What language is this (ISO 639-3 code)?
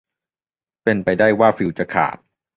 tha